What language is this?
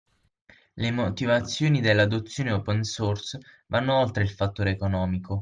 Italian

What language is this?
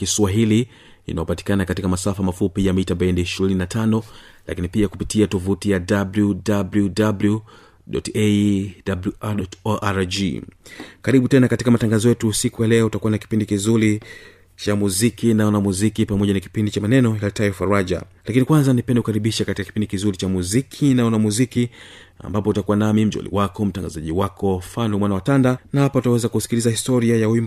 Swahili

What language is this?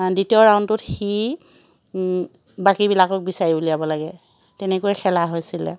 Assamese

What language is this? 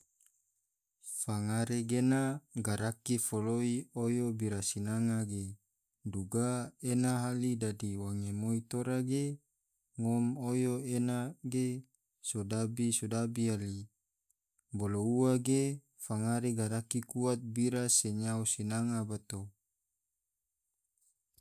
Tidore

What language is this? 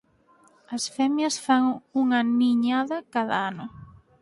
Galician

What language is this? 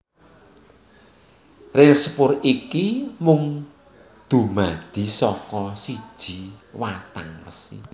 Javanese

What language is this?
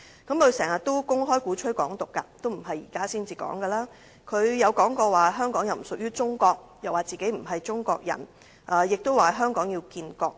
Cantonese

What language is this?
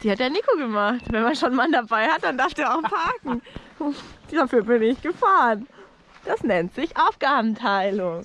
German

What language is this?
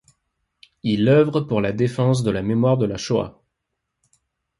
French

